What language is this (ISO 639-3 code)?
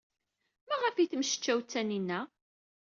kab